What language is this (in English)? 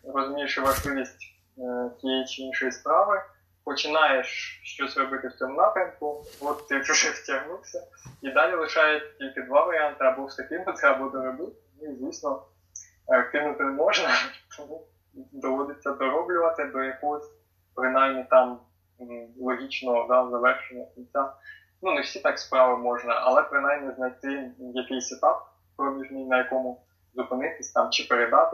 Ukrainian